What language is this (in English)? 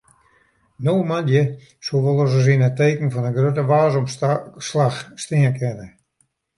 Western Frisian